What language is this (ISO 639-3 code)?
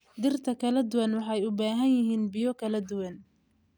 som